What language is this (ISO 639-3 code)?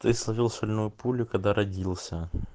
rus